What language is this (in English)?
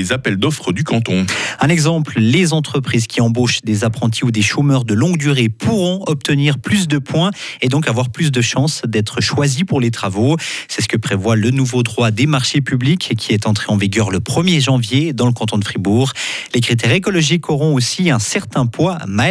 French